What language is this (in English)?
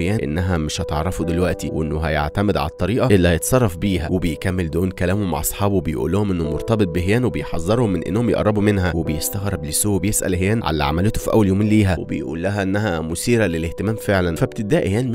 Arabic